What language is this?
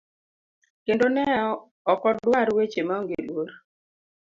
Luo (Kenya and Tanzania)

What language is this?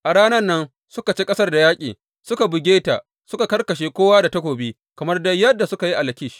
Hausa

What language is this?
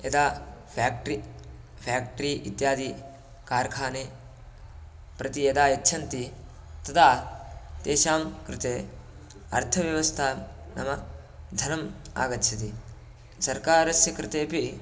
Sanskrit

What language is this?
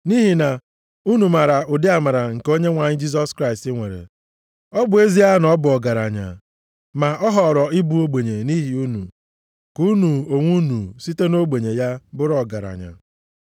Igbo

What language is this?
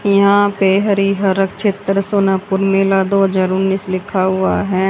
Hindi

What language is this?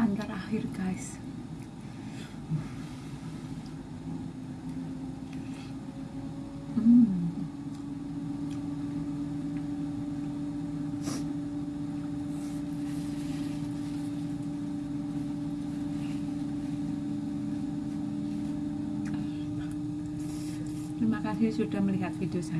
Indonesian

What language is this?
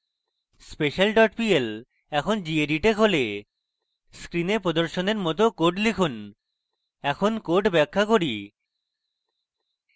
Bangla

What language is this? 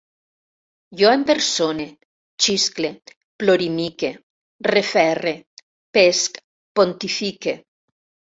Catalan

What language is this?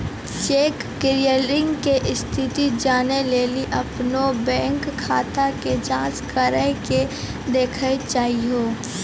Maithili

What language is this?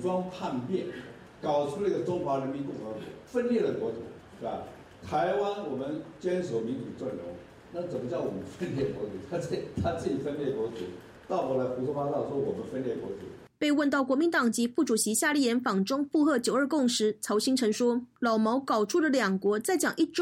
Chinese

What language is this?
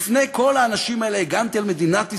Hebrew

